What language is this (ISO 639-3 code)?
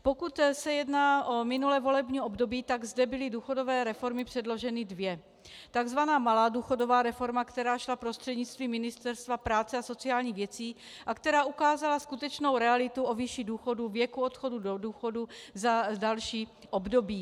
ces